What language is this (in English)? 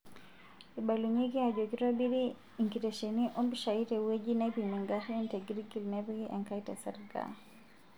Masai